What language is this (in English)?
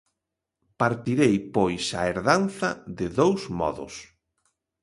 Galician